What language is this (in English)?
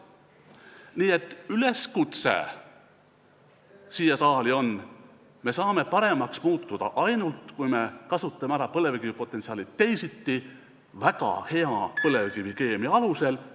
Estonian